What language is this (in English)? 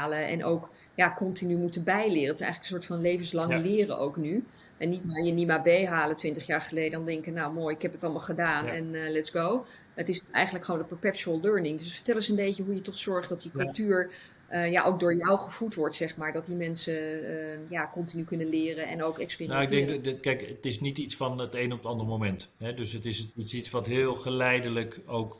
Dutch